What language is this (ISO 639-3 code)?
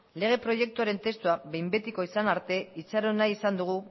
eus